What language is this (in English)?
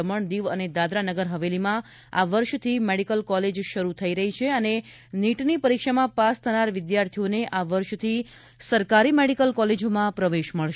Gujarati